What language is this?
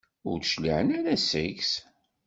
Kabyle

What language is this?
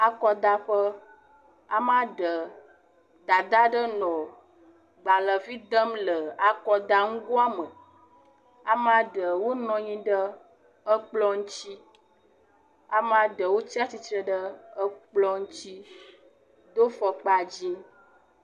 Ewe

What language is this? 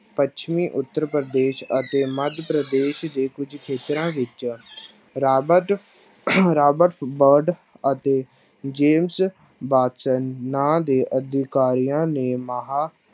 Punjabi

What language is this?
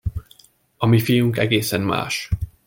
Hungarian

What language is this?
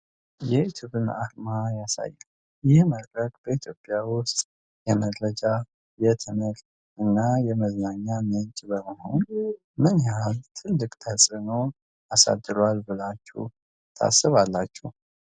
Amharic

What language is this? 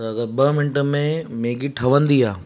Sindhi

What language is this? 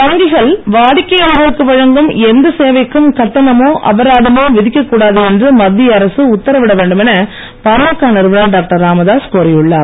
Tamil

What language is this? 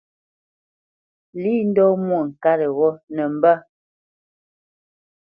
Bamenyam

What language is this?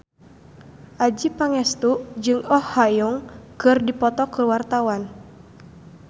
Sundanese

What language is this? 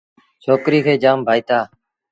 Sindhi Bhil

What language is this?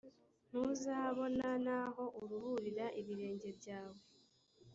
Kinyarwanda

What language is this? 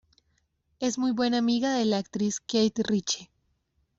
Spanish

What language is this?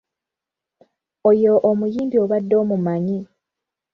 Ganda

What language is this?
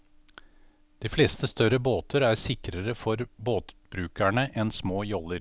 Norwegian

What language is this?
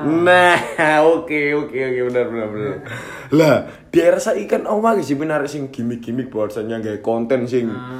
Indonesian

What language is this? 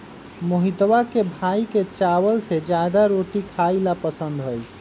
Magahi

